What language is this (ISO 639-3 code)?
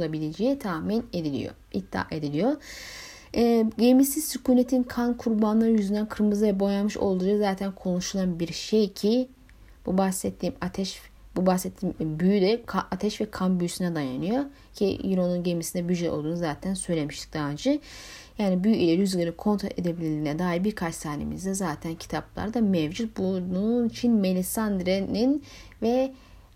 tur